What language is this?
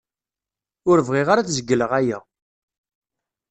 Kabyle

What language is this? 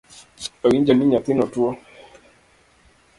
Luo (Kenya and Tanzania)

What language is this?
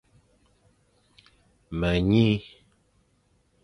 Fang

